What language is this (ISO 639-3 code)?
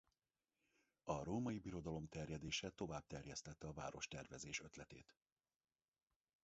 hun